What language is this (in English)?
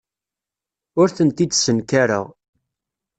Kabyle